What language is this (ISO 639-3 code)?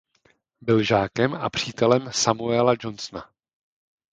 ces